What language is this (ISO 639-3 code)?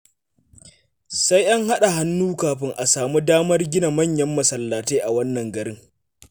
hau